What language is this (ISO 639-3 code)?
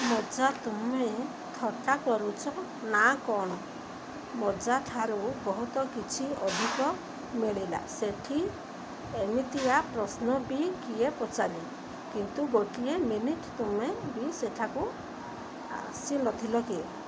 ori